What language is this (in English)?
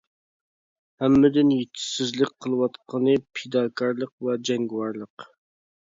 Uyghur